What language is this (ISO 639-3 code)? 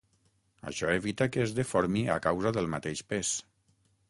cat